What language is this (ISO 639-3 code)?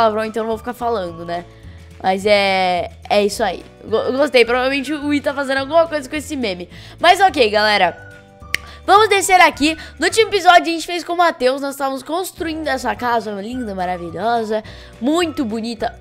por